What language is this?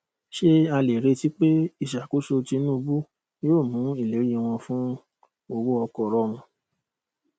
Yoruba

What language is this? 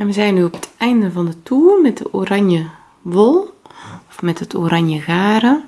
Dutch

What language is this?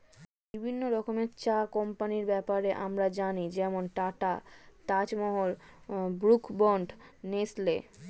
Bangla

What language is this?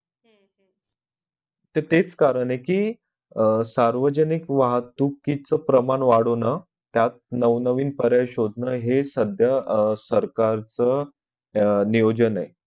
Marathi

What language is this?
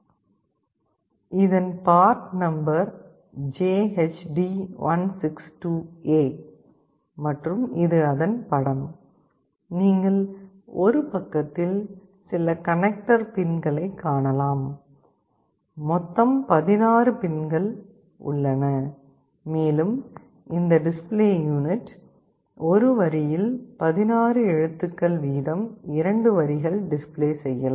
Tamil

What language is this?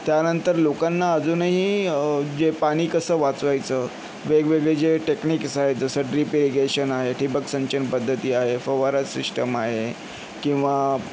Marathi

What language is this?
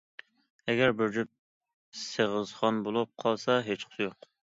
Uyghur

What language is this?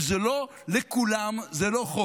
Hebrew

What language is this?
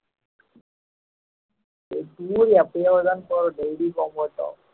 Tamil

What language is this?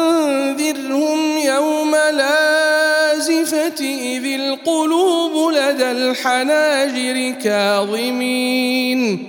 Arabic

